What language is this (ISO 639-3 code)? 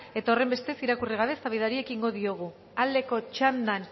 eus